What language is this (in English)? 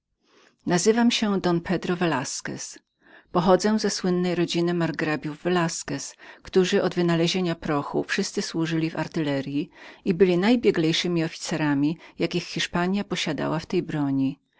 Polish